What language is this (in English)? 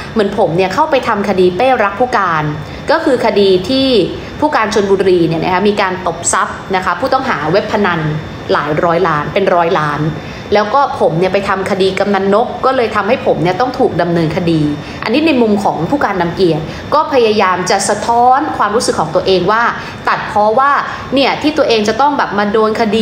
Thai